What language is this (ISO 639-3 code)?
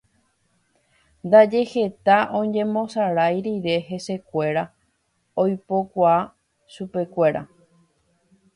grn